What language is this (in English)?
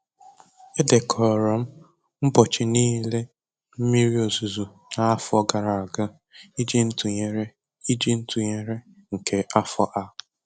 Igbo